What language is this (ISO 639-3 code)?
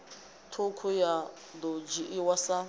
ven